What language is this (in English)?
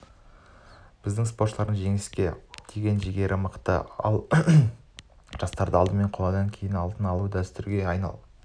Kazakh